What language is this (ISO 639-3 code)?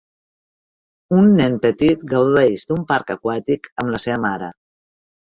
cat